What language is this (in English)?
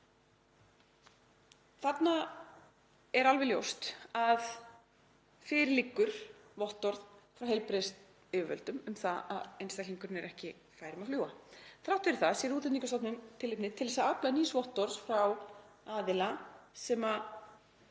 Icelandic